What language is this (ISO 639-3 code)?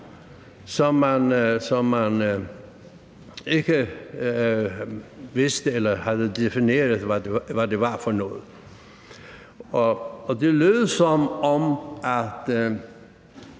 dan